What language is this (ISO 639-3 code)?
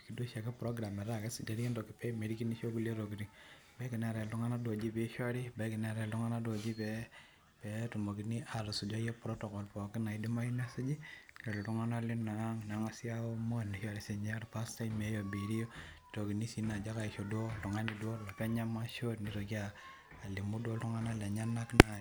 mas